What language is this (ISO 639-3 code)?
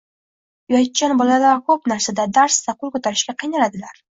uzb